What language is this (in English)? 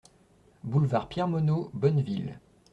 French